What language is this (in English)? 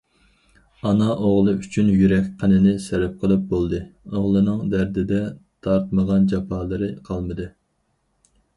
Uyghur